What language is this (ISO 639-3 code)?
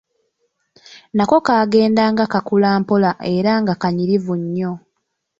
lug